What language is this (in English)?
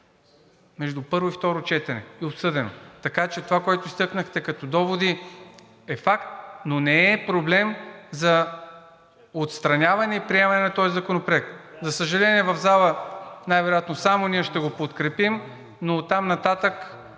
Bulgarian